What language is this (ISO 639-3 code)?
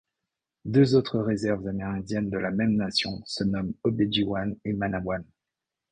fra